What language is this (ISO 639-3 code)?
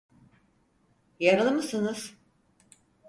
tur